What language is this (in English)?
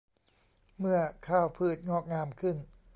Thai